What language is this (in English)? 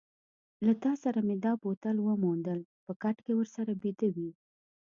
Pashto